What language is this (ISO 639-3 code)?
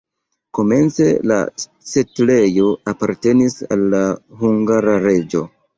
epo